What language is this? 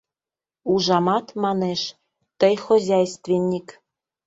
Mari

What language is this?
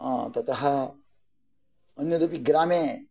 Sanskrit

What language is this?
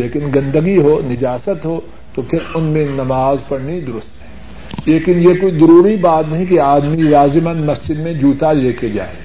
Urdu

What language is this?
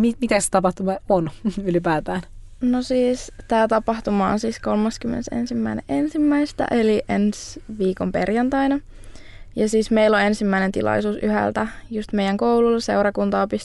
Finnish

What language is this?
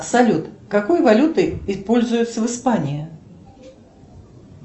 Russian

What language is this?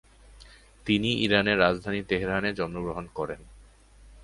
Bangla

